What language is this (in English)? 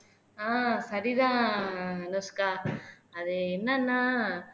Tamil